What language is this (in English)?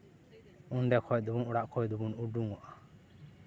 Santali